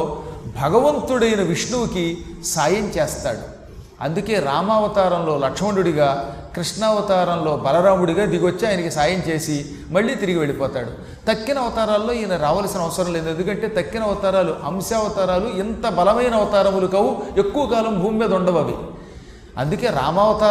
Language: Telugu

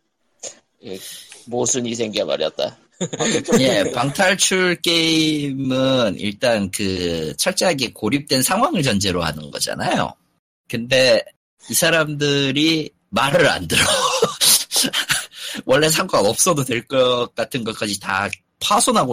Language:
Korean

